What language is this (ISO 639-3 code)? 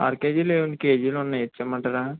tel